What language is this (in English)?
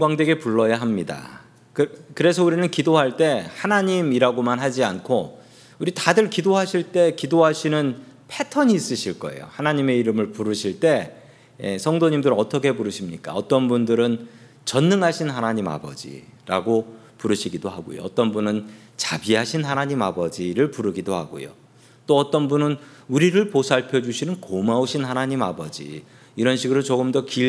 Korean